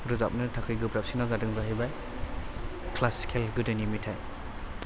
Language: Bodo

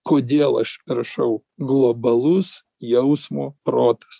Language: Lithuanian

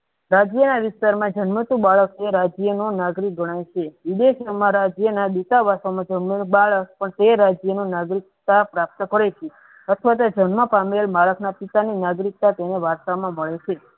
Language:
Gujarati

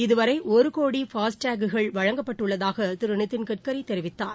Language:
Tamil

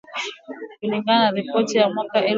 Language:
Swahili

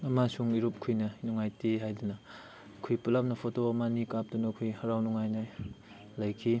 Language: Manipuri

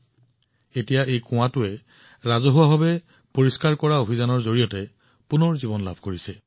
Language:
Assamese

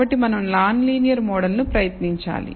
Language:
Telugu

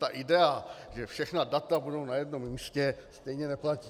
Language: Czech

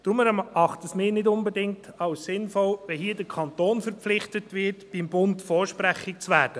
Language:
Swiss German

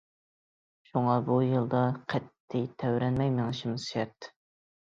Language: Uyghur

